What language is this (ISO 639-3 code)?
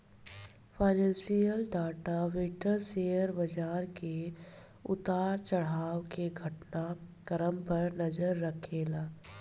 bho